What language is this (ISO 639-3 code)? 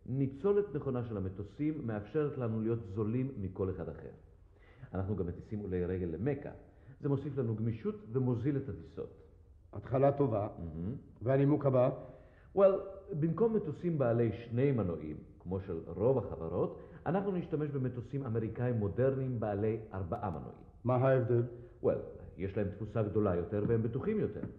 heb